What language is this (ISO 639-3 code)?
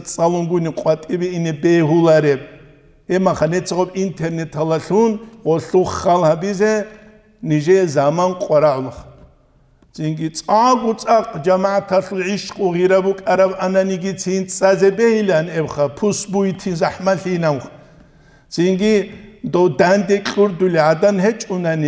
ara